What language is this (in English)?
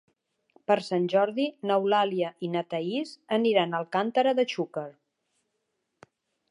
Catalan